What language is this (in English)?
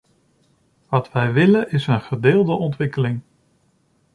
Dutch